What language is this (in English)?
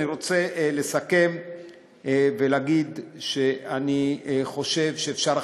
Hebrew